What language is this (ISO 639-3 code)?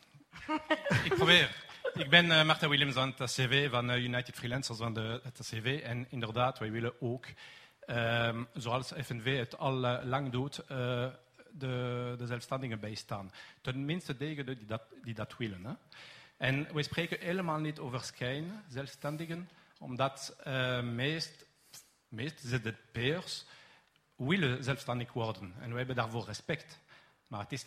nld